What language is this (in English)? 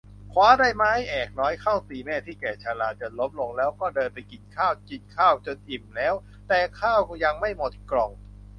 Thai